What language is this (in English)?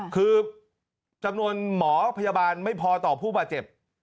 Thai